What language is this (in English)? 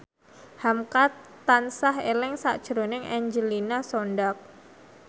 Javanese